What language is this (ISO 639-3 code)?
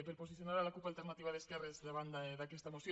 cat